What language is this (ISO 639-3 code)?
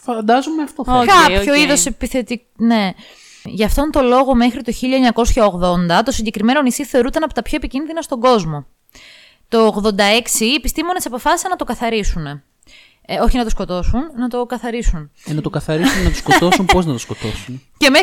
ell